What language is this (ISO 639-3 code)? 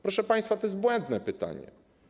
pol